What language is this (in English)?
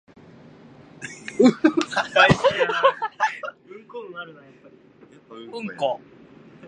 Japanese